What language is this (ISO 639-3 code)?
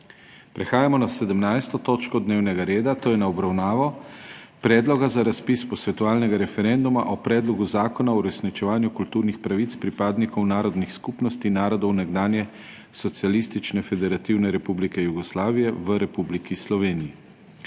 slv